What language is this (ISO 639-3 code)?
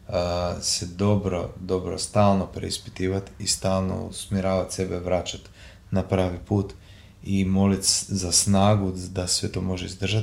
hrv